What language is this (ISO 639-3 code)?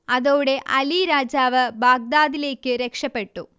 mal